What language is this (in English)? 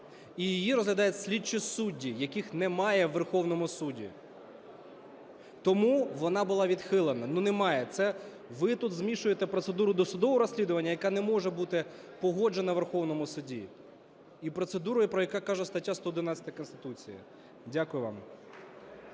Ukrainian